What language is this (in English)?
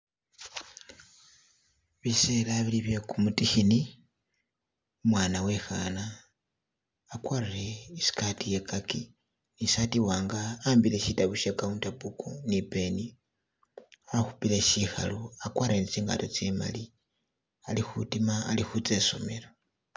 Masaaba